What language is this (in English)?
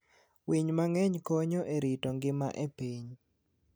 Luo (Kenya and Tanzania)